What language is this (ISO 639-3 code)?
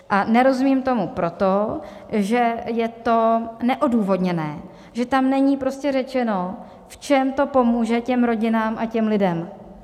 ces